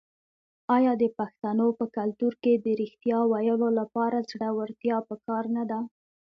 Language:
Pashto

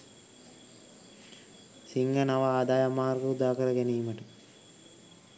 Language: Sinhala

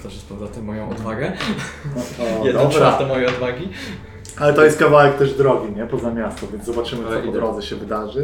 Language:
Polish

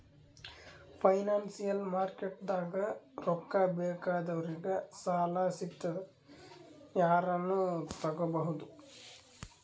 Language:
Kannada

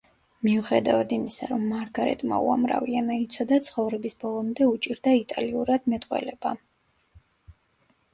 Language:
Georgian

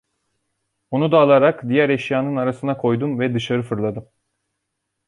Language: Turkish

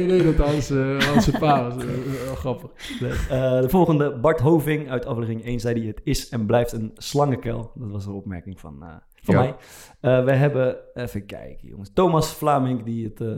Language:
Dutch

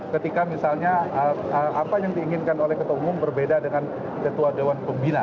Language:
Indonesian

